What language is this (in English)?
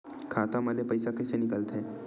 Chhattisgarhi